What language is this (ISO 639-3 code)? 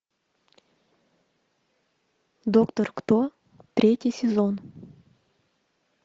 rus